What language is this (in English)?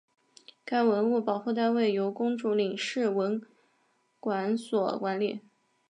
Chinese